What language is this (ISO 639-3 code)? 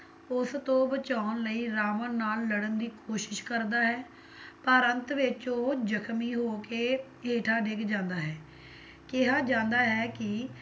pan